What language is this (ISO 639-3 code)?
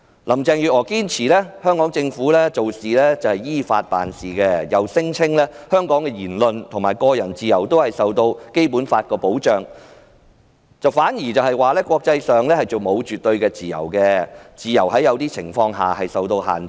yue